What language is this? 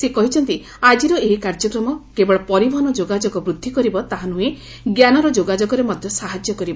Odia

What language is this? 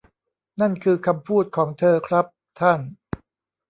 Thai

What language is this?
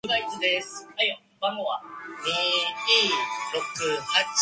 Chinese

